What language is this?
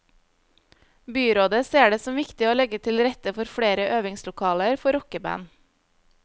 Norwegian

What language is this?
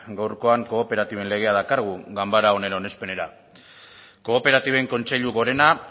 Basque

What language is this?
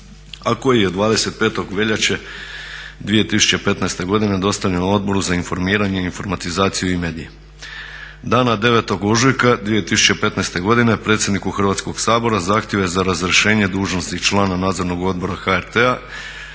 Croatian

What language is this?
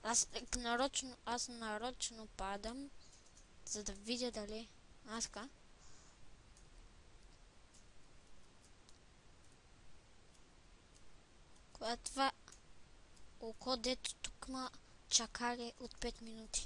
Bulgarian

